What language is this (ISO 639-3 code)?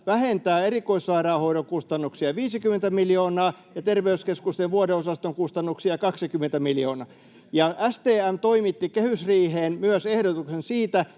fin